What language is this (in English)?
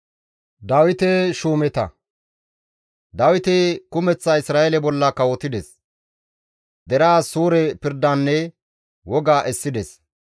Gamo